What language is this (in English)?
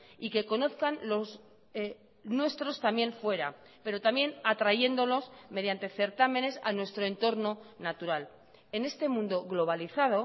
Spanish